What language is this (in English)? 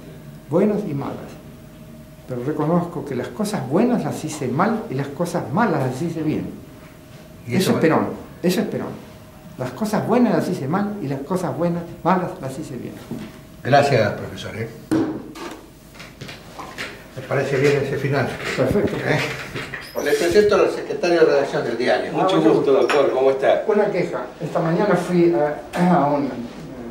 Spanish